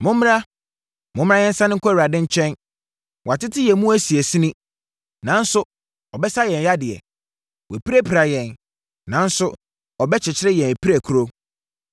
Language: Akan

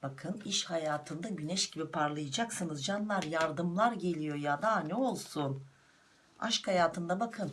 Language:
Turkish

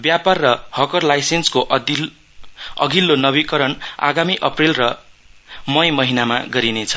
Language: Nepali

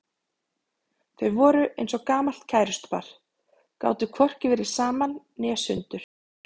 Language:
Icelandic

